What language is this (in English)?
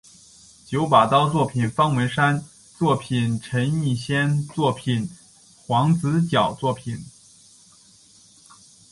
Chinese